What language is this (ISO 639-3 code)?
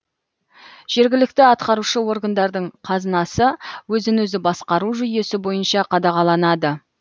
kaz